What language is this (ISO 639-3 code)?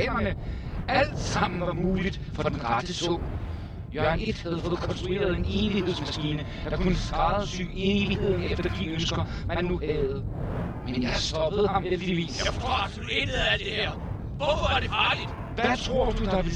dan